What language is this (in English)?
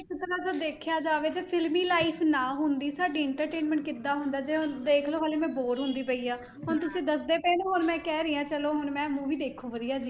Punjabi